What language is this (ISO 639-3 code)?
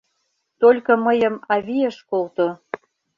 chm